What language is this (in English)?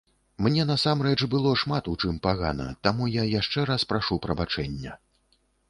Belarusian